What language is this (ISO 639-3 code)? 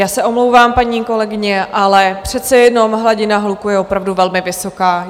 ces